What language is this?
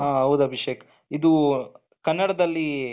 Kannada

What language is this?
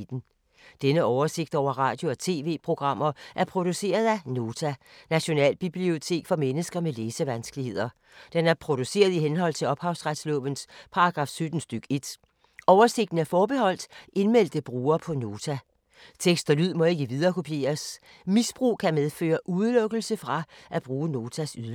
Danish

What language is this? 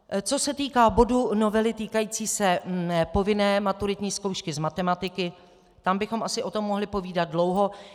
Czech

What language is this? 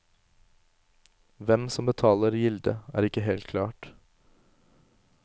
Norwegian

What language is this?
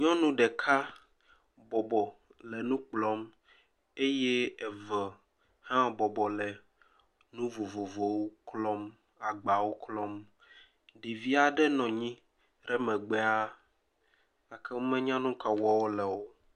Ewe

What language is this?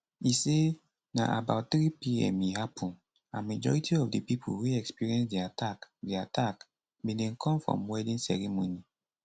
Nigerian Pidgin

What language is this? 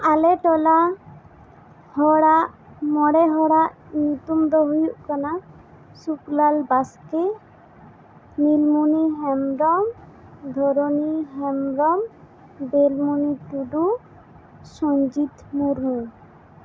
Santali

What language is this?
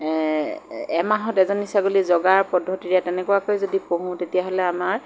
Assamese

